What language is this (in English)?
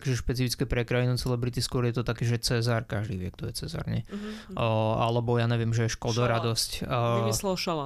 Slovak